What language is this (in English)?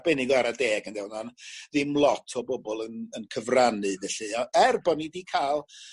Welsh